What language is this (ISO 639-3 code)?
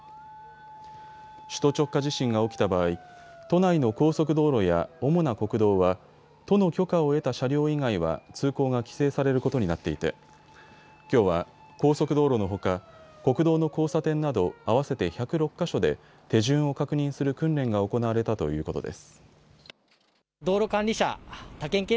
jpn